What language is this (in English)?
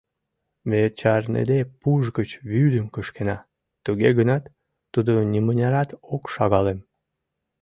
Mari